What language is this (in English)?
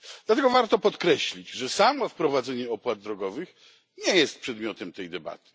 Polish